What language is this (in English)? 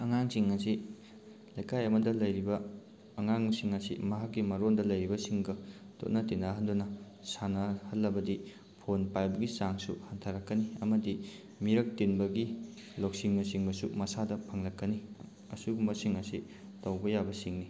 Manipuri